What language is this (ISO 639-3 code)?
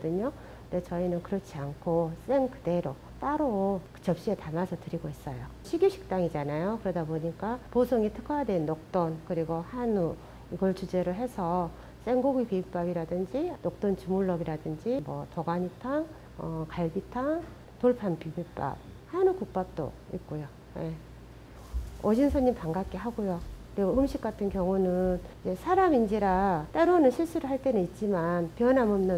kor